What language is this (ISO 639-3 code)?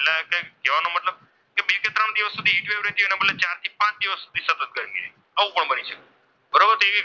guj